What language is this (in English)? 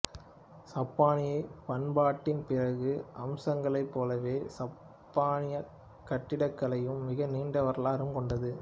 Tamil